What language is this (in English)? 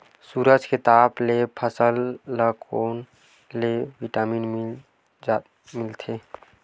Chhattisgarhi